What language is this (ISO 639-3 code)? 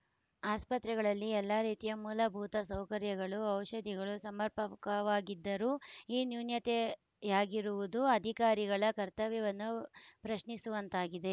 kan